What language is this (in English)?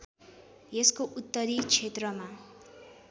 Nepali